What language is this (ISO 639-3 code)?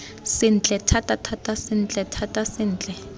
tsn